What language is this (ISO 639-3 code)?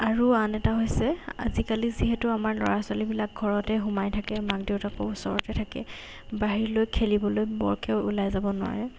asm